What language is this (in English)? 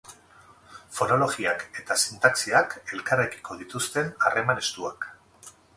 Basque